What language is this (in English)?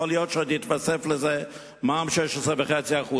Hebrew